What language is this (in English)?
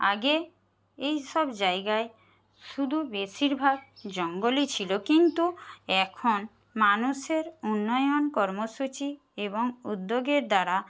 Bangla